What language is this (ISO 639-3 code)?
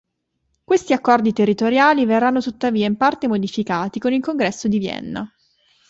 ita